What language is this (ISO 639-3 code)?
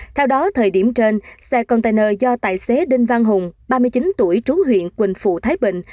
vie